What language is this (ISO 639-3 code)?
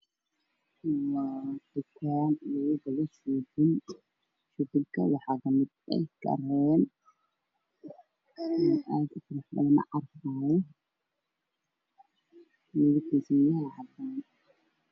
som